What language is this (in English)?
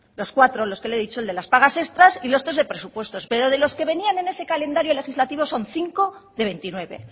Spanish